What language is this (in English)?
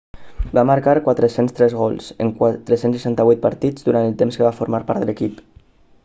Catalan